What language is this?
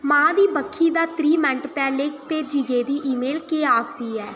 Dogri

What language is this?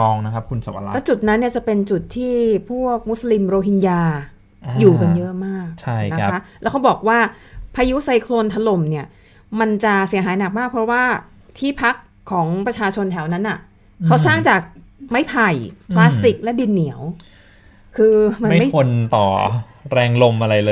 Thai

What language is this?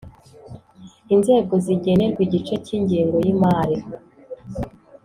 Kinyarwanda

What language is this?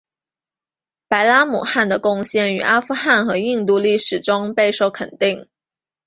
Chinese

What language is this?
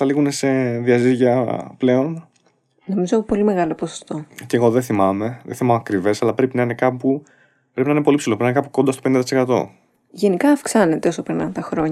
Greek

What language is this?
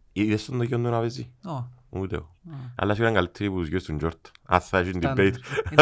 Greek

